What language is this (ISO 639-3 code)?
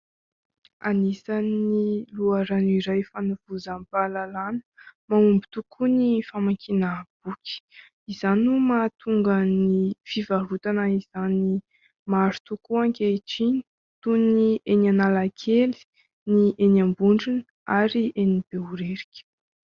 mlg